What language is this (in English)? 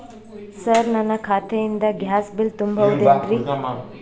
Kannada